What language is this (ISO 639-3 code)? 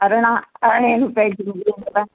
snd